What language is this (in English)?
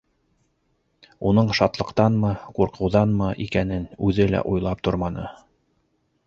Bashkir